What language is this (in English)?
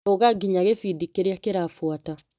Kikuyu